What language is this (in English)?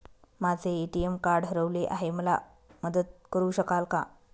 Marathi